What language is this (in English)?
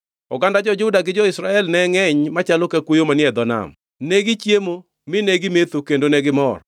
Luo (Kenya and Tanzania)